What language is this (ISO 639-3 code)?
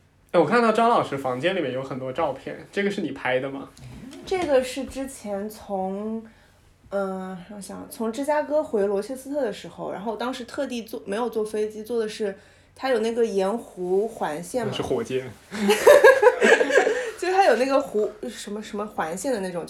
zho